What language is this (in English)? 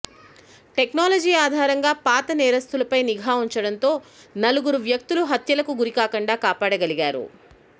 Telugu